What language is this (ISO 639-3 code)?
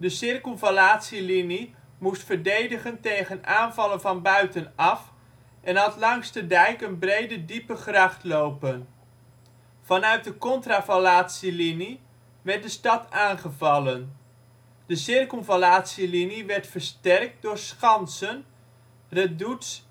nld